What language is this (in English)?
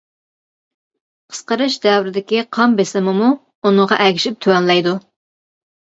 Uyghur